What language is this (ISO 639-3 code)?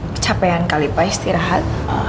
ind